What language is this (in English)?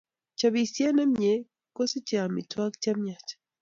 Kalenjin